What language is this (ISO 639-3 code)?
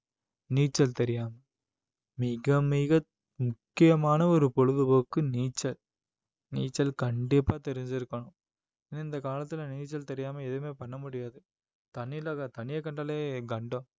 tam